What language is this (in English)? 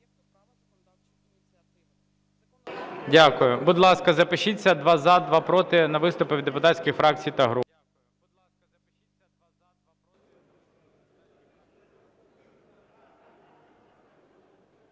Ukrainian